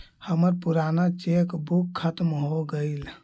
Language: Magahi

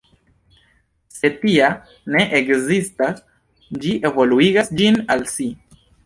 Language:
Esperanto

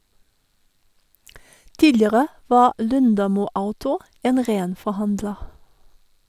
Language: Norwegian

